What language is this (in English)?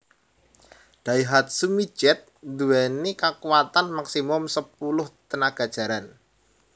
Javanese